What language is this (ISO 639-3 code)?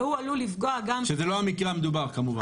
heb